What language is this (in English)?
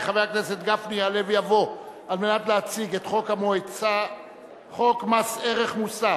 Hebrew